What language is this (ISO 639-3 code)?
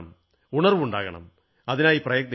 mal